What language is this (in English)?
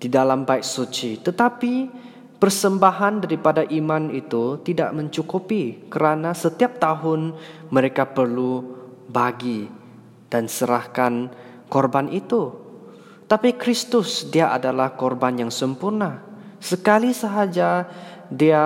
Malay